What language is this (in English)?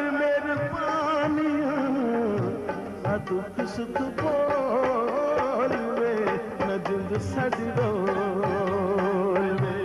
Arabic